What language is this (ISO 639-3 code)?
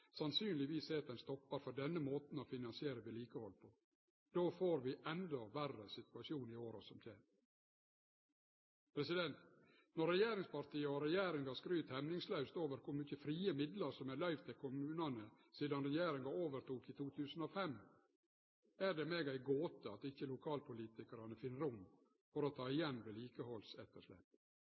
nno